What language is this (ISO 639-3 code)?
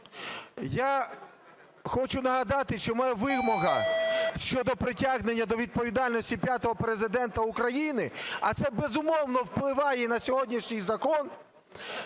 ukr